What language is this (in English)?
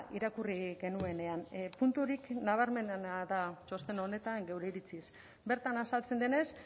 Basque